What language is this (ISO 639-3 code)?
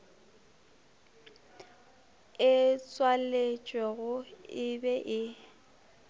nso